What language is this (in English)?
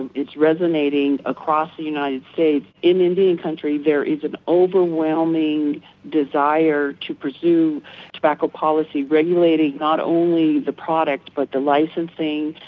English